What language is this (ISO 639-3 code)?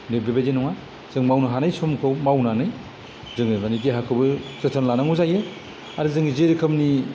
brx